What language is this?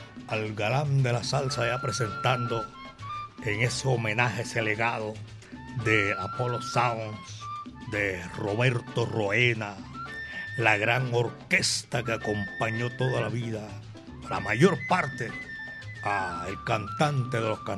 Spanish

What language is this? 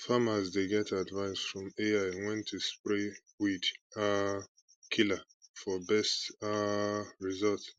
Nigerian Pidgin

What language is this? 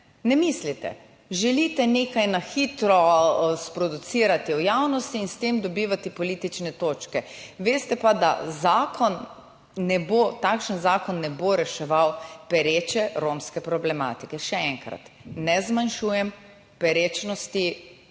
Slovenian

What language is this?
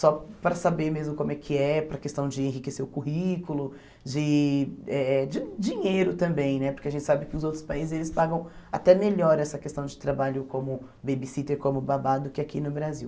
Portuguese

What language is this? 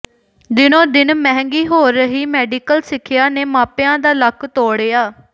Punjabi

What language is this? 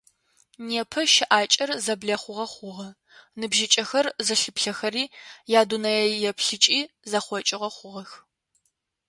Adyghe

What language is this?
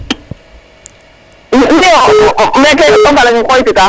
Serer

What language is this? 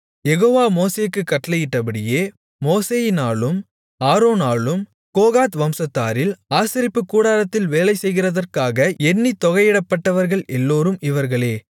Tamil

